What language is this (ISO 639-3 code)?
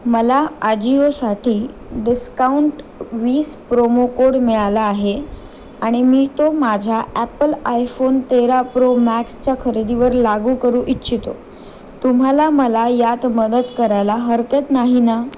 mar